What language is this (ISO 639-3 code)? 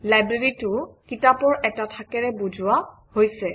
asm